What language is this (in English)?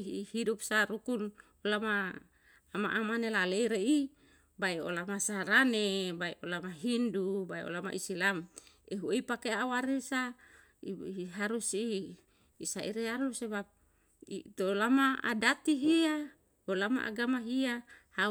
Yalahatan